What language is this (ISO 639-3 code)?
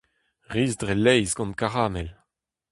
bre